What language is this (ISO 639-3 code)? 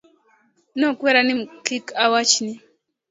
luo